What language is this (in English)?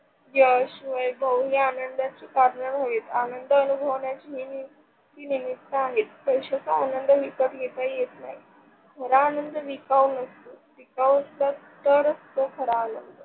Marathi